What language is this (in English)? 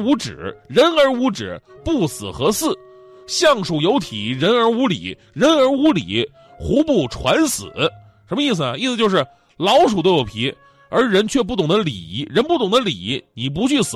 Chinese